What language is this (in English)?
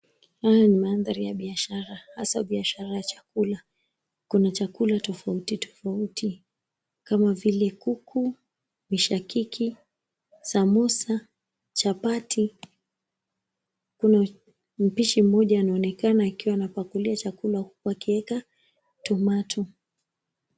Swahili